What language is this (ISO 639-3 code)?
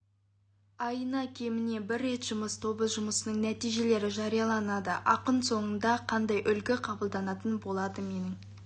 kaz